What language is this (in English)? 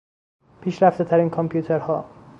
Persian